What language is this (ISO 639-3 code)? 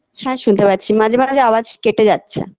ben